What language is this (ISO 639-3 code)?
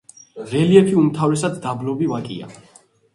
kat